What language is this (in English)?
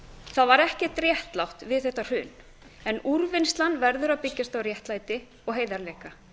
Icelandic